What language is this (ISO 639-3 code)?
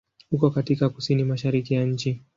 swa